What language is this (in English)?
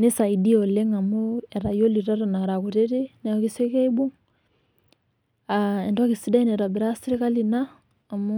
Masai